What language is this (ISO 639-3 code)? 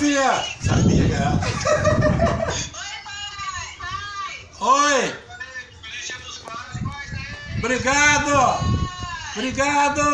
por